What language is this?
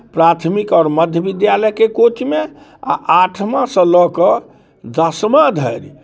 Maithili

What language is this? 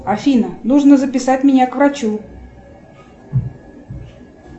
Russian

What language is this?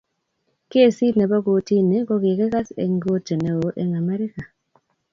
Kalenjin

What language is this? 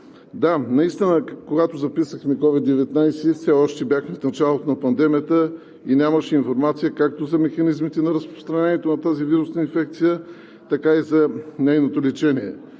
Bulgarian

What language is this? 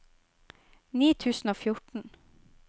Norwegian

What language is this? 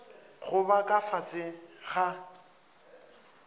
Northern Sotho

